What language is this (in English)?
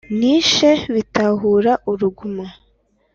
Kinyarwanda